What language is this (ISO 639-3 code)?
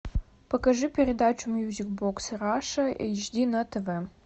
rus